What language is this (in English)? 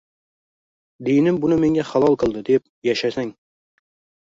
Uzbek